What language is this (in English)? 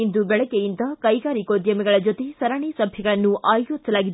Kannada